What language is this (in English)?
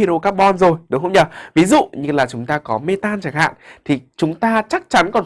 Vietnamese